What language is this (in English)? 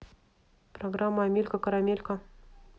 Russian